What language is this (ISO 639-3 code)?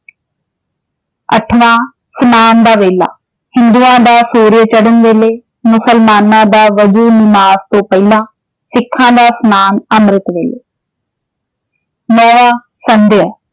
pan